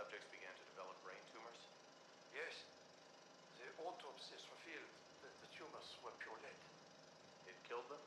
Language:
German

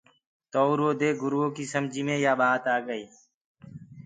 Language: Gurgula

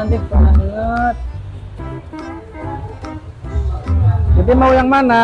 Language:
Indonesian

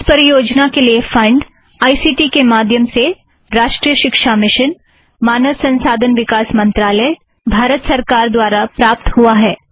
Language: Hindi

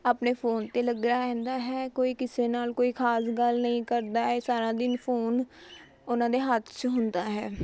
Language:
Punjabi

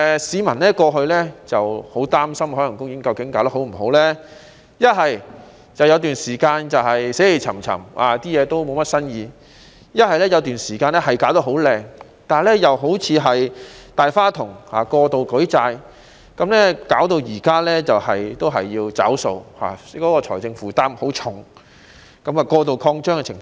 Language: Cantonese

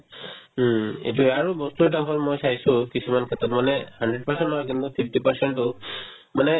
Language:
Assamese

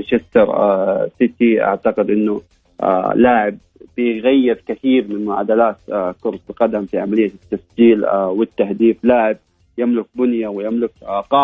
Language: Arabic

